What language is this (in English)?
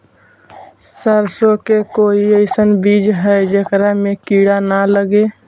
Magahi